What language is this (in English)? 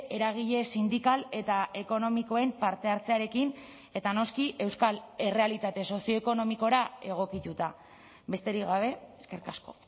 Basque